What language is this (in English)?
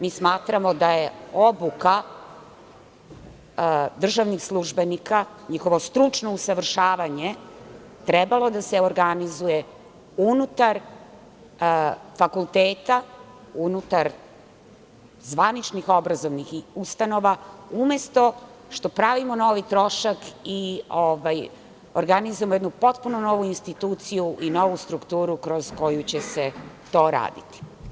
Serbian